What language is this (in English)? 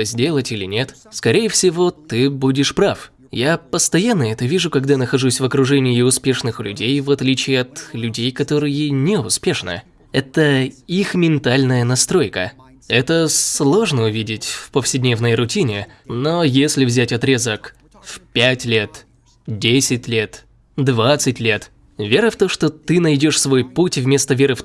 Russian